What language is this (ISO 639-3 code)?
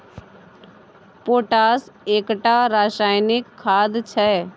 mai